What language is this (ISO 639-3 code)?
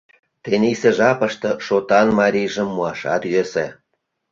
chm